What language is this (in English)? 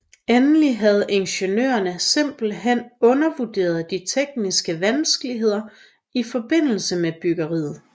Danish